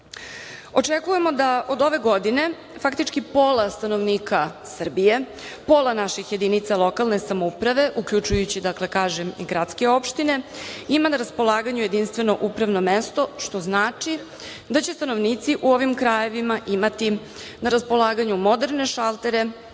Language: Serbian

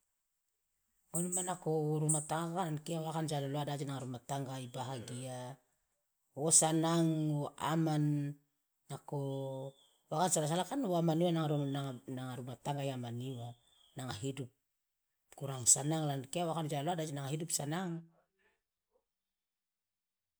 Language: Loloda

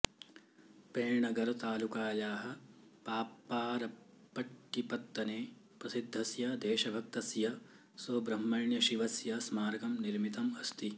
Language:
Sanskrit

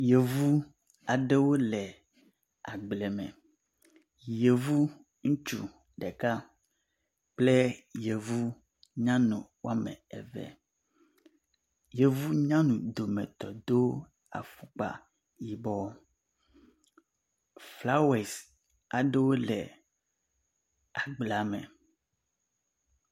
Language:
Ewe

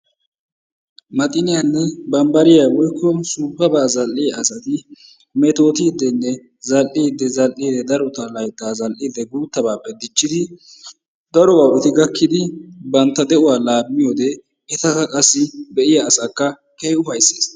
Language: Wolaytta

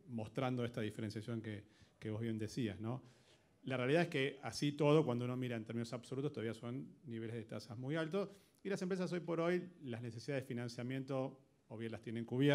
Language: Spanish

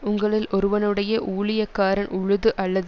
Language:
Tamil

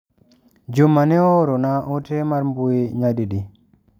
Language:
Luo (Kenya and Tanzania)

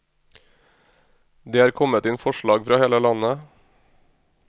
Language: Norwegian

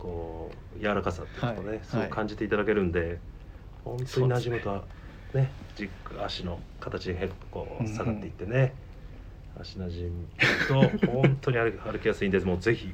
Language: Japanese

